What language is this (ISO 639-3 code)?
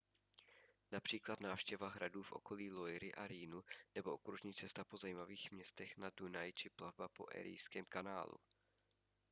ces